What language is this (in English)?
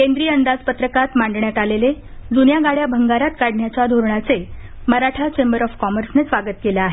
Marathi